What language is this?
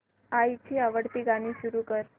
Marathi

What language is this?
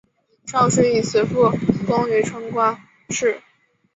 Chinese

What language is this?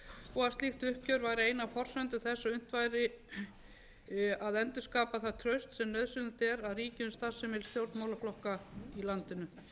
Icelandic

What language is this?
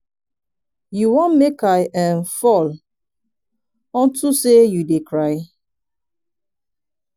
Nigerian Pidgin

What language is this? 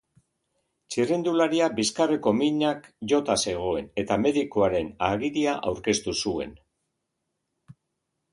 Basque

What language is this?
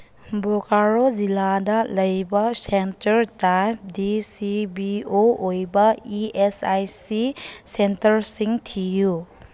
Manipuri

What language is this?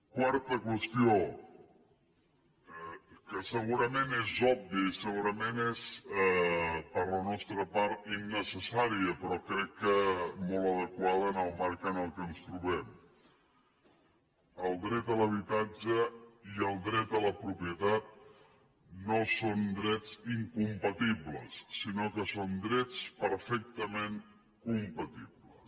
Catalan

